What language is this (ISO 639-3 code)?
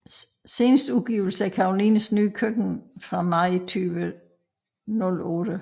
dan